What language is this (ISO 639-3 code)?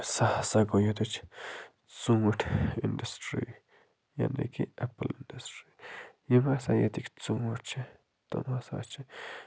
kas